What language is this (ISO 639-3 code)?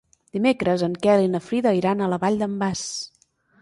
cat